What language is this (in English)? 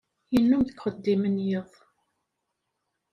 Kabyle